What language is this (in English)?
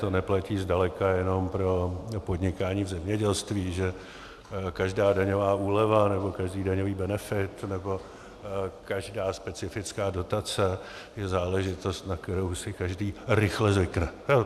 Czech